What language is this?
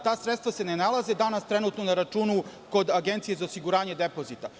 Serbian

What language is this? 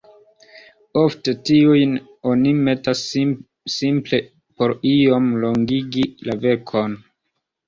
Esperanto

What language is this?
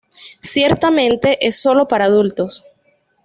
Spanish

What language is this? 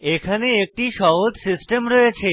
Bangla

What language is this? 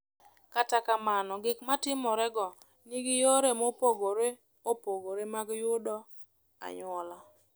Luo (Kenya and Tanzania)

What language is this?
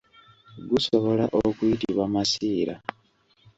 Ganda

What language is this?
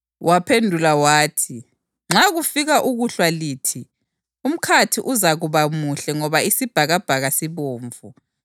North Ndebele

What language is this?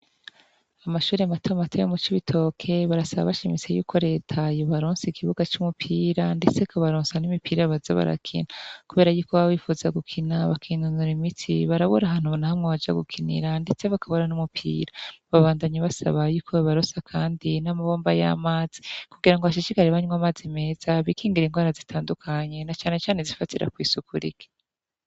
Rundi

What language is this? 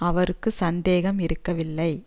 Tamil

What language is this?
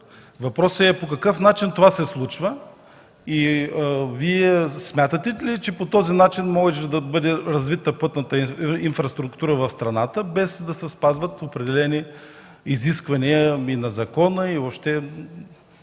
Bulgarian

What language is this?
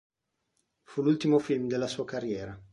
Italian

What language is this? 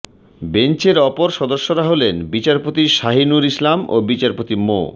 Bangla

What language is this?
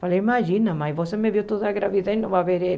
Portuguese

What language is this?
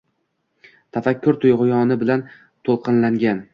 Uzbek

